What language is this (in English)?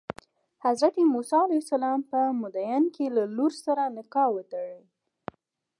Pashto